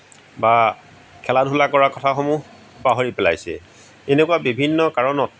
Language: Assamese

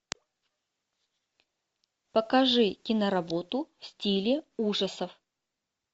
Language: Russian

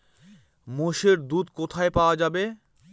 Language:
Bangla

